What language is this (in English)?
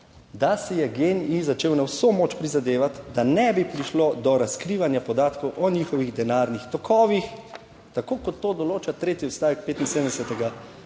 Slovenian